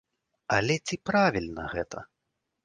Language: Belarusian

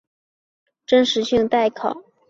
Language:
Chinese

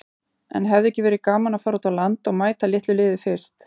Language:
Icelandic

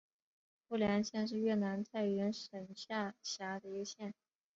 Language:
Chinese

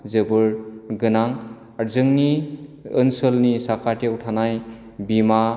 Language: Bodo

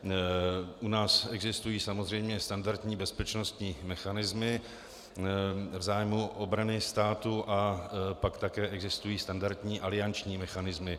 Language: Czech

